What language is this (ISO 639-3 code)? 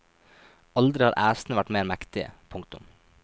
nor